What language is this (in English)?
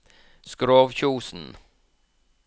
Norwegian